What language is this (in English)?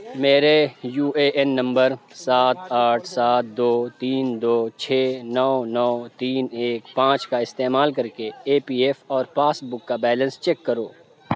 Urdu